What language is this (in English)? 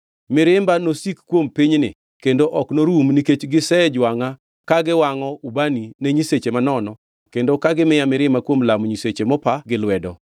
Luo (Kenya and Tanzania)